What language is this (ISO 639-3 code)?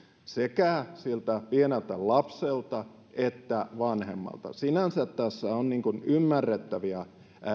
fin